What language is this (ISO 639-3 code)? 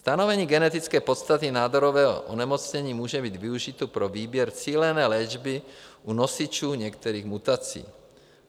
ces